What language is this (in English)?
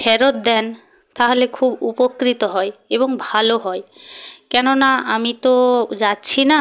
Bangla